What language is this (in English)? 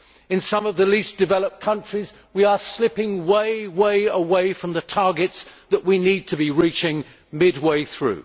English